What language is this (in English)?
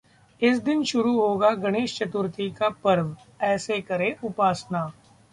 Hindi